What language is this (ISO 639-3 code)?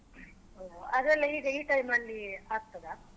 kan